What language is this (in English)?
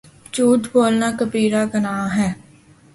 Urdu